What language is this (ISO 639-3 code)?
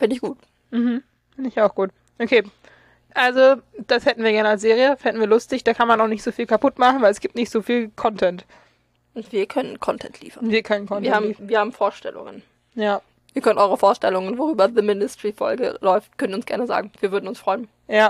deu